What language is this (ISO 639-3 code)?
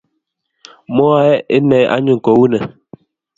kln